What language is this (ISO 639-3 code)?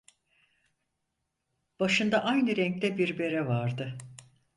tur